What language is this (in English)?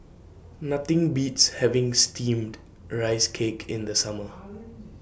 English